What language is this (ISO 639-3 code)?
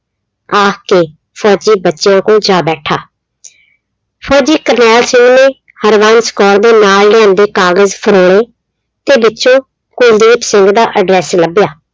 pan